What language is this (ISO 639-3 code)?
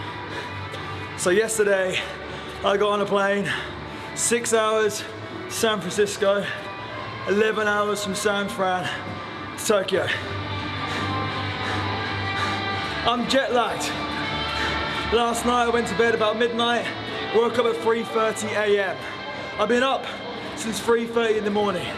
jpn